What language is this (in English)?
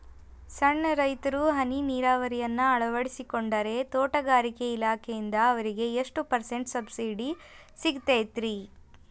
Kannada